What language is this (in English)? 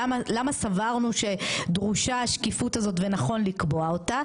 Hebrew